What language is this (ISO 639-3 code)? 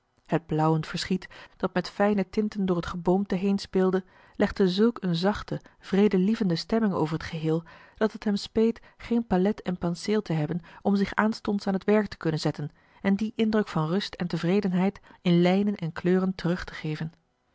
nld